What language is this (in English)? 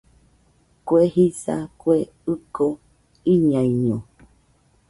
Nüpode Huitoto